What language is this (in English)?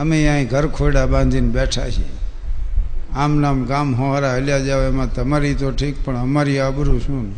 Gujarati